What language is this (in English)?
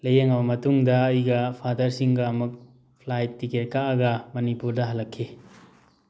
Manipuri